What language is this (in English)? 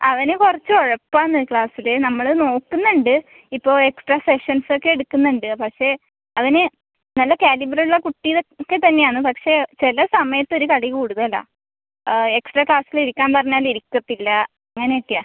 Malayalam